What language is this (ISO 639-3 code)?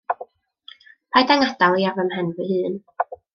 cym